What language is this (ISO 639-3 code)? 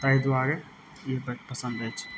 mai